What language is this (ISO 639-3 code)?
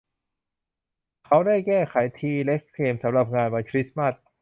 tha